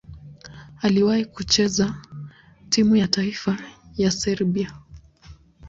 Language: Swahili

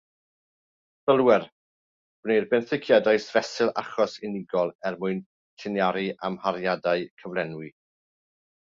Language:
Welsh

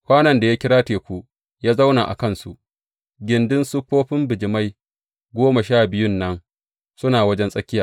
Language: Hausa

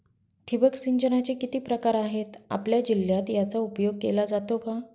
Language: Marathi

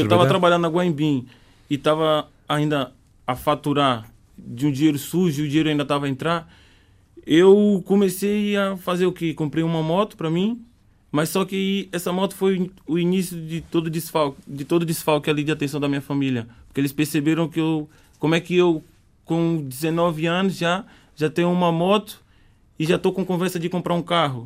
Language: Portuguese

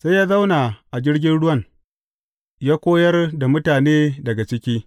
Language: Hausa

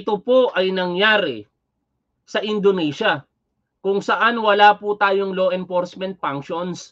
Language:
Filipino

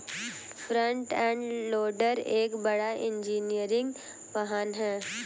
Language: Hindi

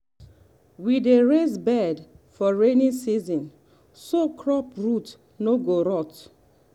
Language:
Nigerian Pidgin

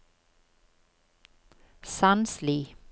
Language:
Norwegian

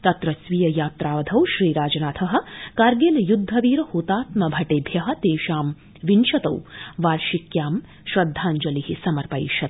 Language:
Sanskrit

